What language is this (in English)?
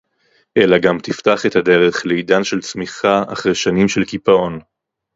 Hebrew